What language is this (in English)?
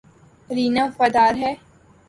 Urdu